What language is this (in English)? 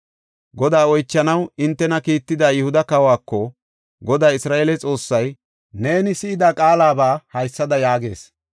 Gofa